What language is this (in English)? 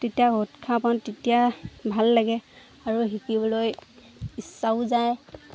Assamese